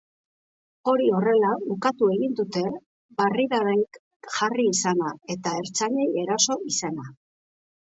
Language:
Basque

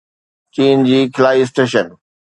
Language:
Sindhi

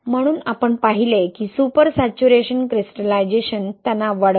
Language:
Marathi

